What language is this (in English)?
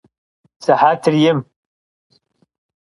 Kabardian